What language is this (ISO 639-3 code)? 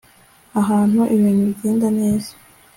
kin